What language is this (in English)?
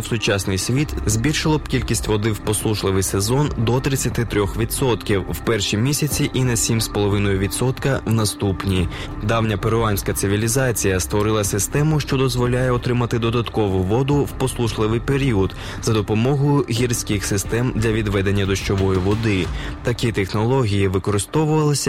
Ukrainian